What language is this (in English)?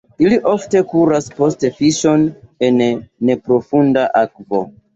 Esperanto